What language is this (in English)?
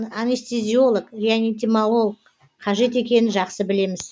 Kazakh